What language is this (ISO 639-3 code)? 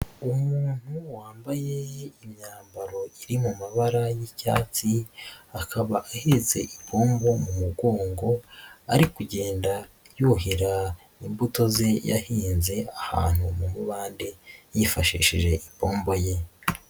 kin